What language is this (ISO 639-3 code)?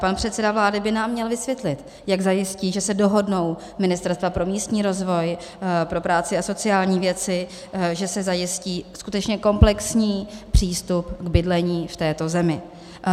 ces